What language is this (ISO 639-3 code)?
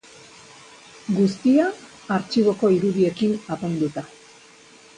eus